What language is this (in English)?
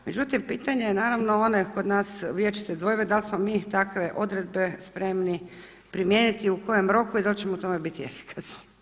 Croatian